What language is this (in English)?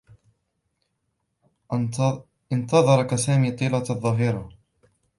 Arabic